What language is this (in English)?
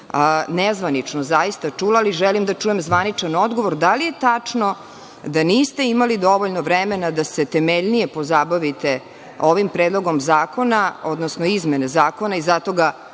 Serbian